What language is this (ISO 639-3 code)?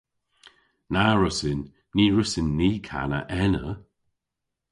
cor